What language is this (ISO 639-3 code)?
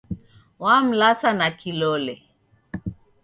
dav